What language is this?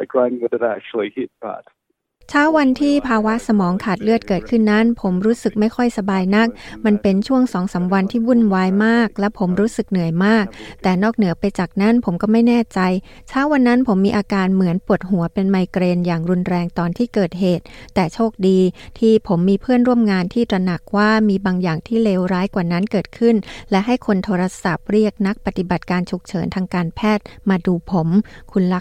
Thai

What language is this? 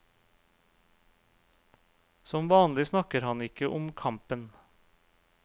Norwegian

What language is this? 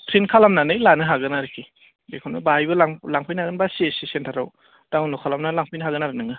Bodo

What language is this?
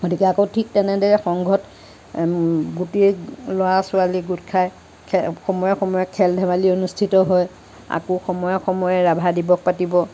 Assamese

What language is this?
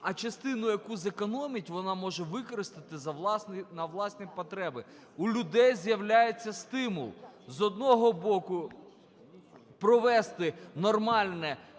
Ukrainian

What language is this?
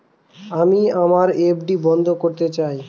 Bangla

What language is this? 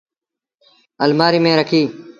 Sindhi Bhil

